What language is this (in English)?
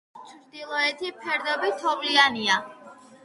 Georgian